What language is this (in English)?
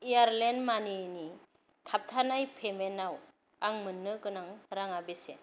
Bodo